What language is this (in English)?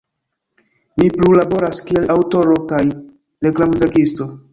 Esperanto